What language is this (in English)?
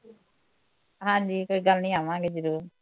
Punjabi